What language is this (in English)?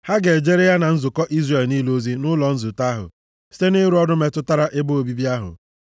Igbo